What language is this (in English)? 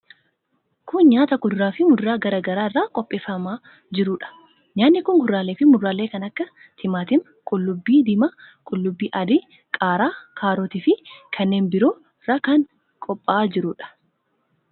Oromo